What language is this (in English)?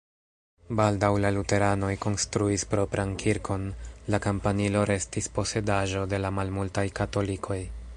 Esperanto